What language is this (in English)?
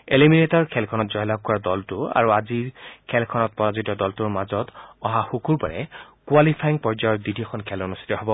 Assamese